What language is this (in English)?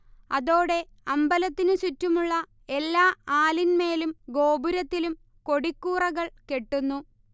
Malayalam